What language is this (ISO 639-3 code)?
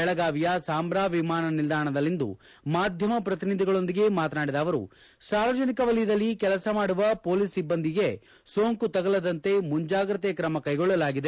kan